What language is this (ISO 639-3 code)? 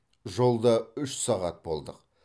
kaz